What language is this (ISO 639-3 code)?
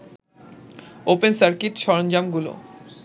ben